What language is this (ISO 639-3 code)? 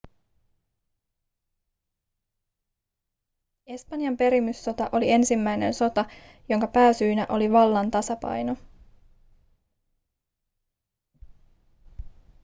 fin